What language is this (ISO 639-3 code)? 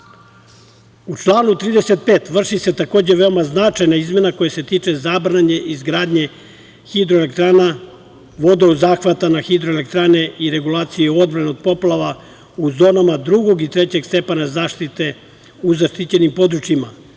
srp